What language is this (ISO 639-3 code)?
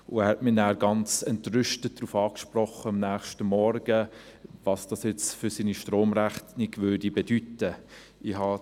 gsw